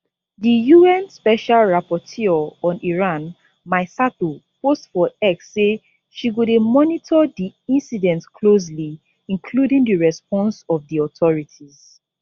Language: Nigerian Pidgin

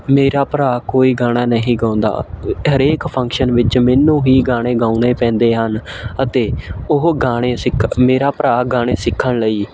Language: Punjabi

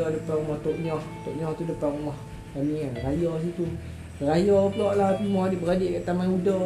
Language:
Malay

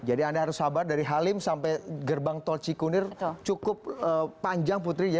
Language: Indonesian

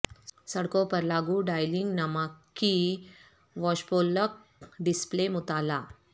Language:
Urdu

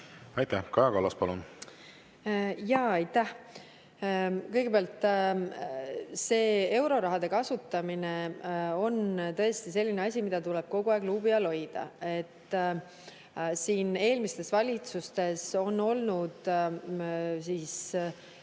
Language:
Estonian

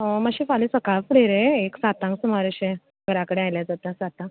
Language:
Konkani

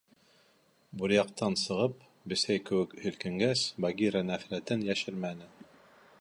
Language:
Bashkir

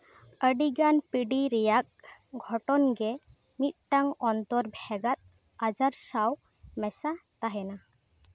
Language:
Santali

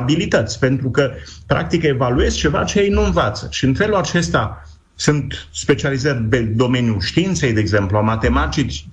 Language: Romanian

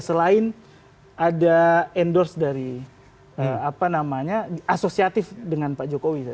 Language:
Indonesian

